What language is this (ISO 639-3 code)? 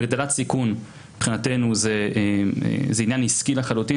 heb